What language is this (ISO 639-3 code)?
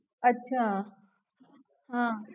guj